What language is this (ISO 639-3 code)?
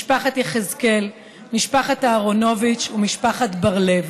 heb